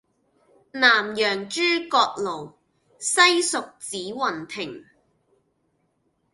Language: Cantonese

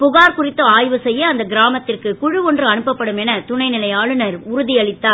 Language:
Tamil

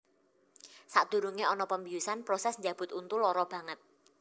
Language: Javanese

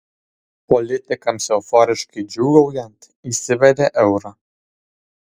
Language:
Lithuanian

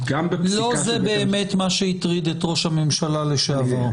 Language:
Hebrew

